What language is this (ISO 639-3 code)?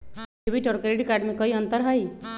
mag